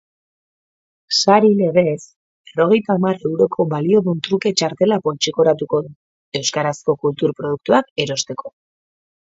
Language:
Basque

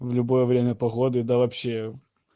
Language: Russian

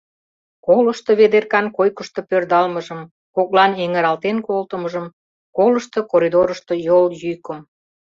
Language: Mari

